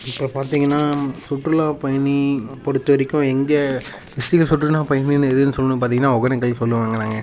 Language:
Tamil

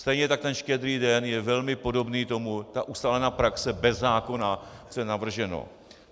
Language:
Czech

